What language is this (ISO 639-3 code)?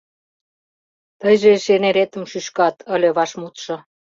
chm